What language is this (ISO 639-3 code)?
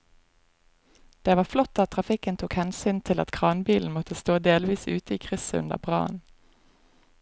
nor